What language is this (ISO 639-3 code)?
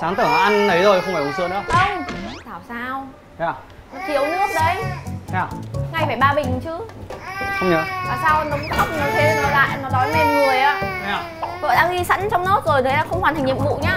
vie